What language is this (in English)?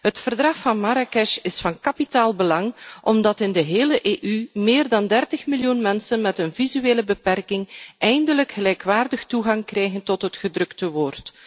Dutch